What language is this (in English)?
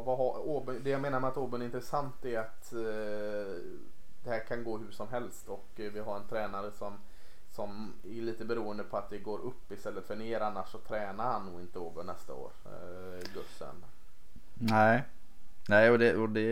Swedish